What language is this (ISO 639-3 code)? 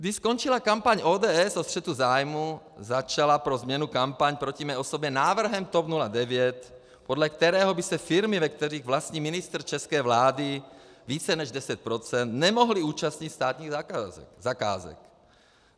ces